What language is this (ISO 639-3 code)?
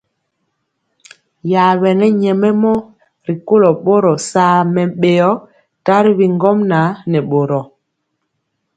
mcx